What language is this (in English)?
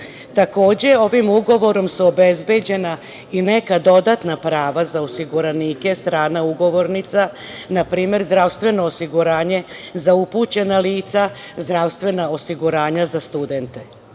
Serbian